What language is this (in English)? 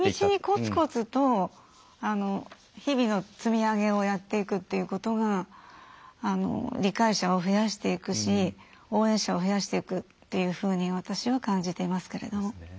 Japanese